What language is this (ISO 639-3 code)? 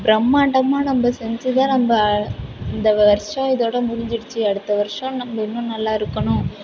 tam